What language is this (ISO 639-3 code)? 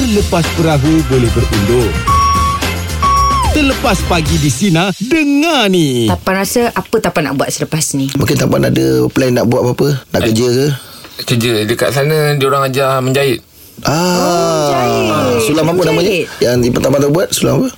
msa